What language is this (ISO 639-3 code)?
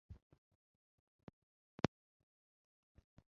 zho